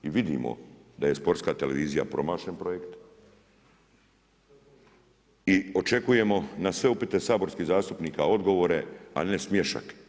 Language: Croatian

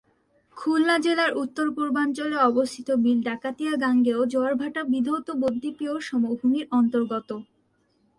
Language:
Bangla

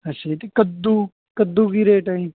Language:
Punjabi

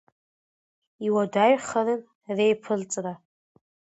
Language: Abkhazian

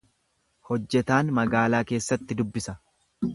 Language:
Oromo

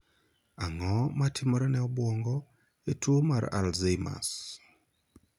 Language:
Luo (Kenya and Tanzania)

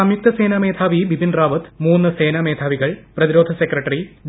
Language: Malayalam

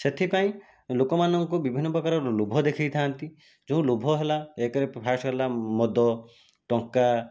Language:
Odia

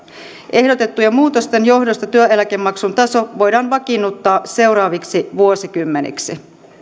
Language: Finnish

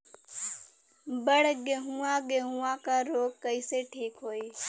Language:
Bhojpuri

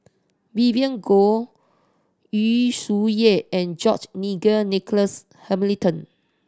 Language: English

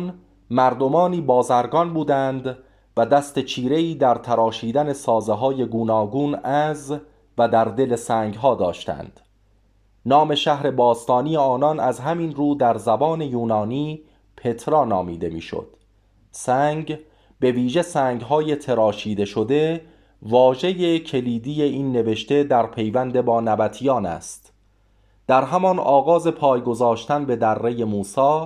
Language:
Persian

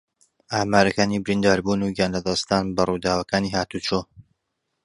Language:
Central Kurdish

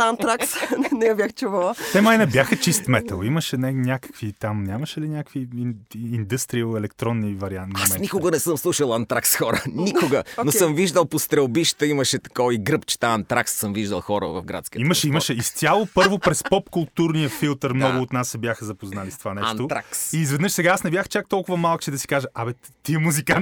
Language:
Bulgarian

